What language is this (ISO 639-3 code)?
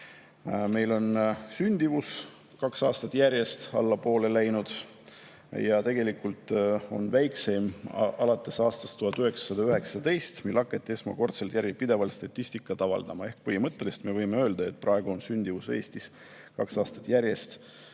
est